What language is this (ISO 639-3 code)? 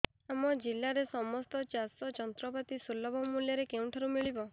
ori